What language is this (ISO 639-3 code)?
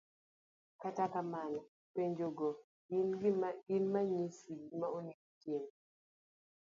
luo